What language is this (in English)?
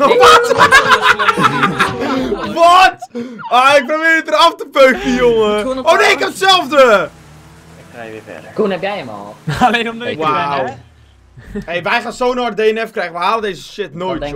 Dutch